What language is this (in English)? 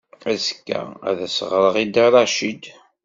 Kabyle